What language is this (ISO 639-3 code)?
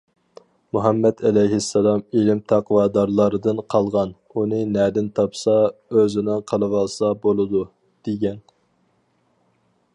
uig